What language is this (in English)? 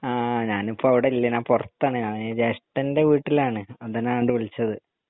Malayalam